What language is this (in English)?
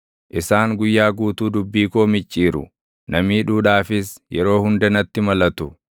Oromo